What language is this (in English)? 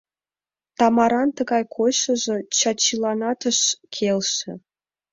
Mari